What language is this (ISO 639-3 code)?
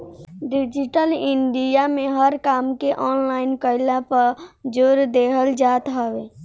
bho